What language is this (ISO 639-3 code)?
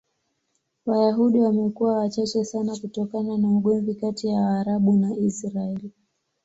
swa